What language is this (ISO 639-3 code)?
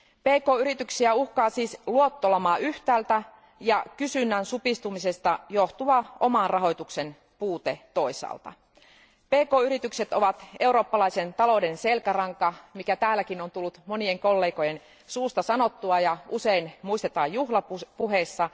fin